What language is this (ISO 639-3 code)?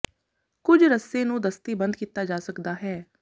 pan